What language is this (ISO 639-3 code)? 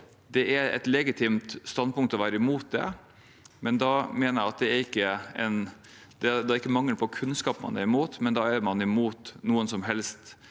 nor